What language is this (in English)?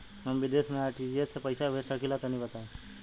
Bhojpuri